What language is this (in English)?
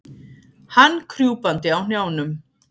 Icelandic